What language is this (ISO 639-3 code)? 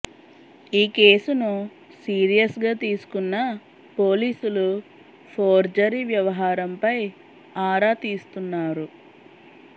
tel